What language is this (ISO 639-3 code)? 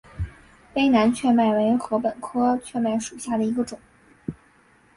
zho